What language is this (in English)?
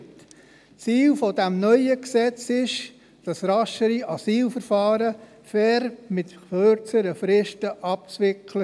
Swiss German